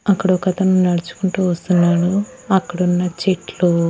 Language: Telugu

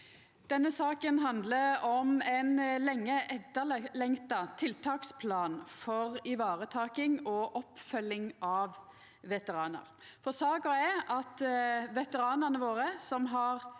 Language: Norwegian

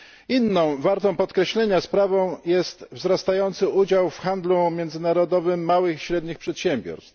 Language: Polish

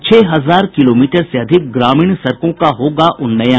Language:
Hindi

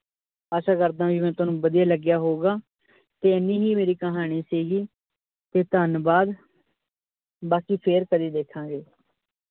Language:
Punjabi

